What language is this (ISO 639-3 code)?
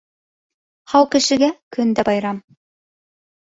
bak